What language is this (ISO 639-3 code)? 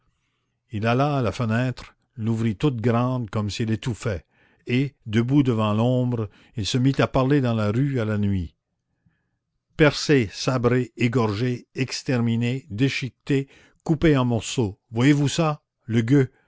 fra